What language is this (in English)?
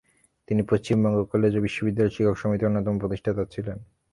Bangla